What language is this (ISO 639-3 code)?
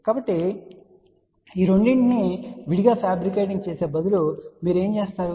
tel